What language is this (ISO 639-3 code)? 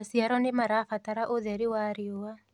kik